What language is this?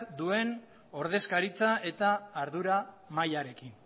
Basque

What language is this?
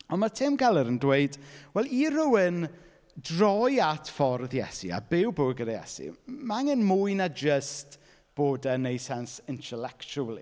Welsh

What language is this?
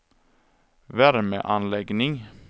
Swedish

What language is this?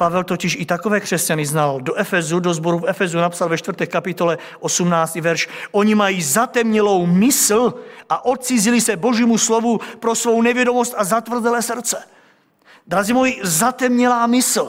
Czech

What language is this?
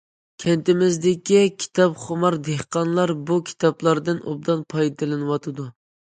Uyghur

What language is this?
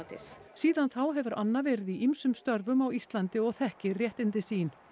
Icelandic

